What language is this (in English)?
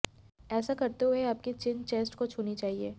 Hindi